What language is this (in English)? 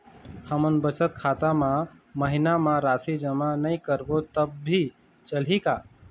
Chhattisgarhi